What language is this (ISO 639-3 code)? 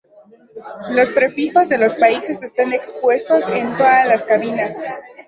spa